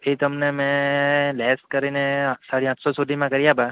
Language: Gujarati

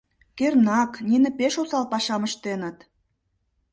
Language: Mari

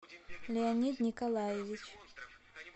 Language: Russian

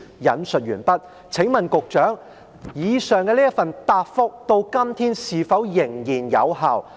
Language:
Cantonese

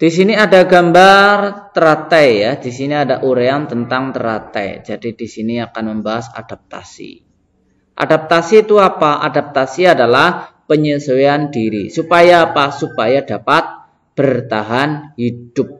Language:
Indonesian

